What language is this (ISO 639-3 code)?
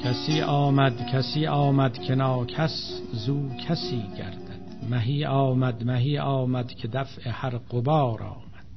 fas